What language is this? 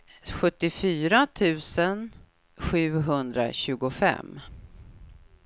Swedish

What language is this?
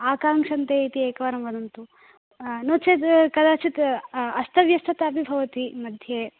Sanskrit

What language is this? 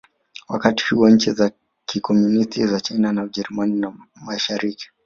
Swahili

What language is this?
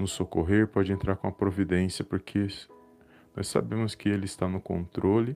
Portuguese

